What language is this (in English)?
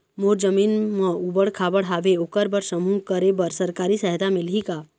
Chhattisgarhi